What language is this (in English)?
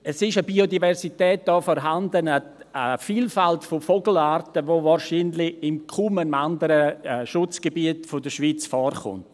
Swiss German